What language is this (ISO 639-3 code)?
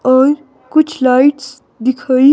hin